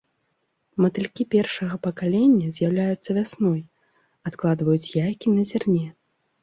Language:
Belarusian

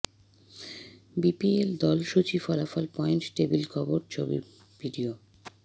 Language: Bangla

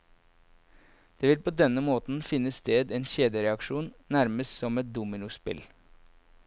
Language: Norwegian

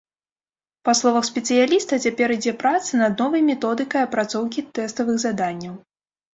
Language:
Belarusian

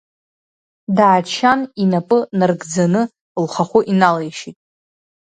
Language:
Abkhazian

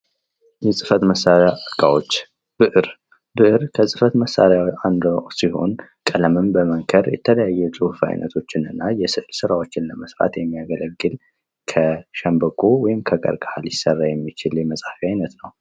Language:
Amharic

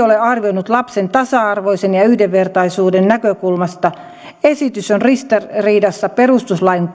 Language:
Finnish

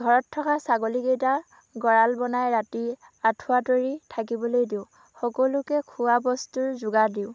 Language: Assamese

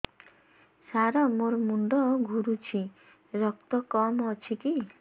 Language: Odia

